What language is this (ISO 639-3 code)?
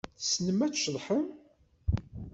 kab